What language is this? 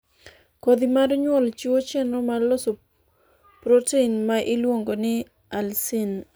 Luo (Kenya and Tanzania)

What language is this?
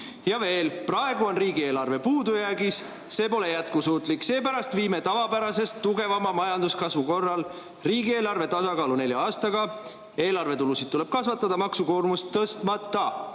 Estonian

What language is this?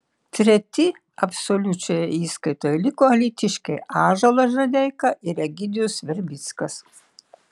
Lithuanian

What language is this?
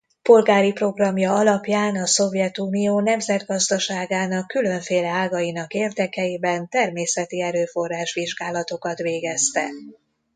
Hungarian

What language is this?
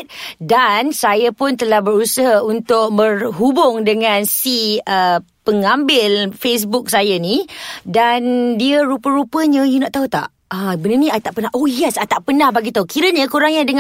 Malay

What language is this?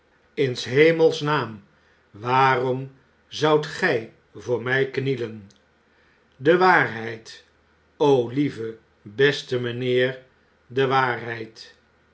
Dutch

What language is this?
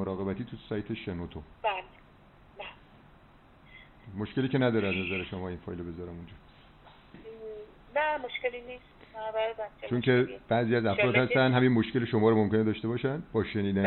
Persian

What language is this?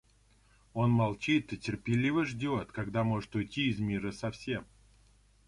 Russian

